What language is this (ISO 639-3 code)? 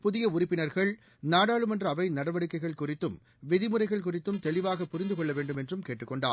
tam